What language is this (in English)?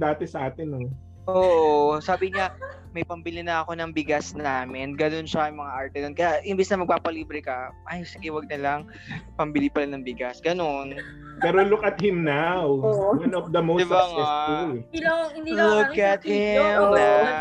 Filipino